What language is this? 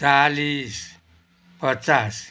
Nepali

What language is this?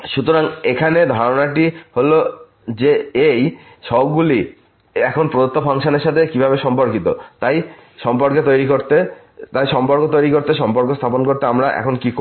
Bangla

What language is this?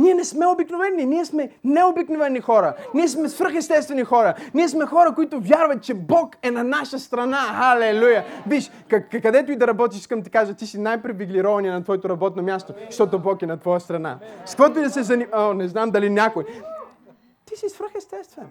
Bulgarian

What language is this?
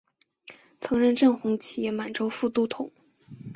Chinese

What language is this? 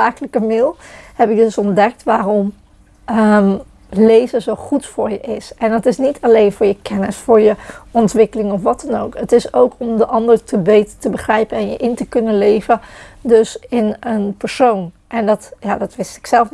Dutch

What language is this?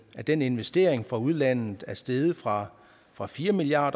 Danish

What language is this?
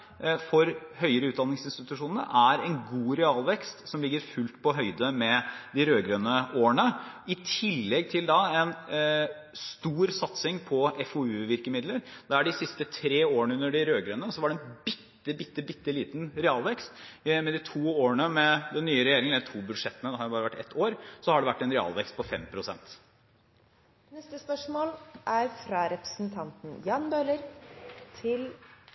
Norwegian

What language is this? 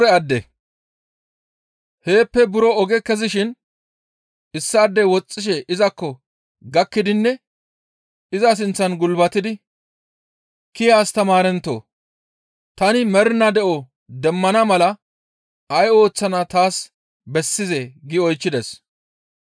Gamo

